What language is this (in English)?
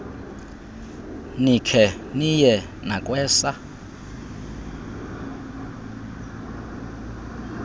Xhosa